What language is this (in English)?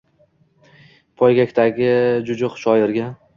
Uzbek